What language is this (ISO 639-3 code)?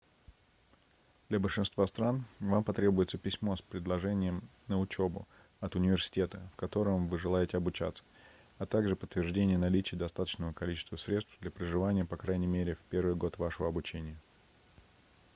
rus